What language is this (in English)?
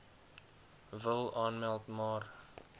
Afrikaans